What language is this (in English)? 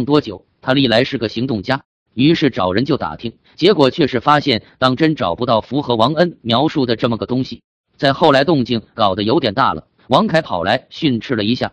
Chinese